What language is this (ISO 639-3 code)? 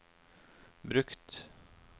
nor